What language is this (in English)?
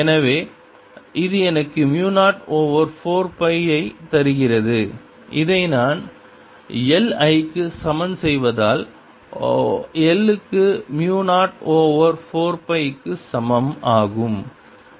Tamil